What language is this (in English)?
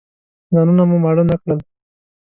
Pashto